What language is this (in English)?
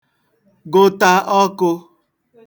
Igbo